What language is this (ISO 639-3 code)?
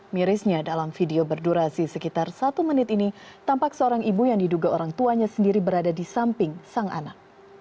ind